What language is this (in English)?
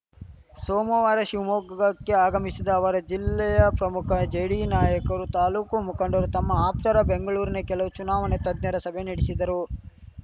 Kannada